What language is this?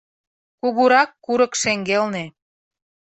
Mari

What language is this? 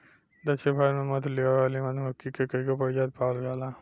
Bhojpuri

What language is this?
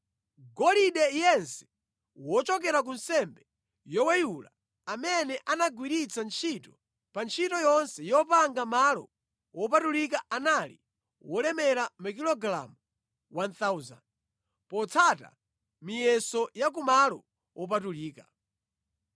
Nyanja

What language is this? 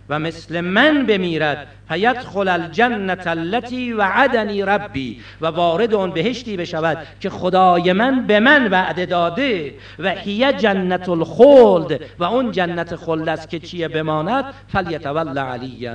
Persian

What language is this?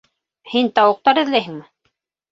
Bashkir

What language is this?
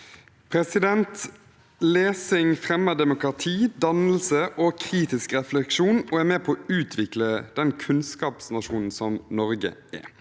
Norwegian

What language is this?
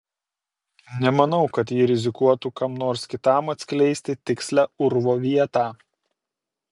Lithuanian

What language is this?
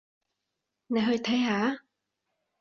Cantonese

